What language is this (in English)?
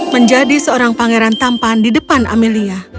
Indonesian